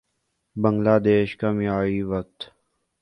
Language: Urdu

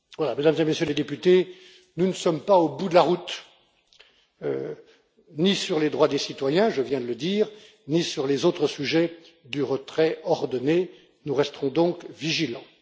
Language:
French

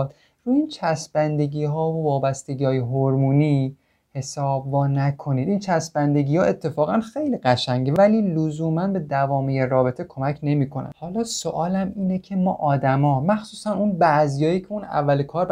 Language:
Persian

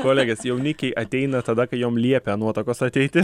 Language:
Lithuanian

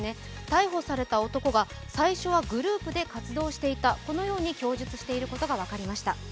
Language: Japanese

